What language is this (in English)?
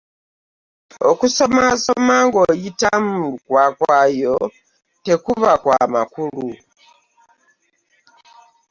Ganda